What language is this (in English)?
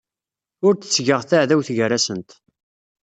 Kabyle